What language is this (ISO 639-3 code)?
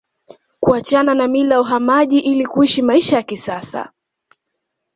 swa